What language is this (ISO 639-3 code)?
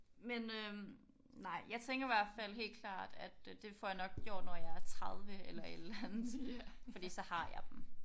dan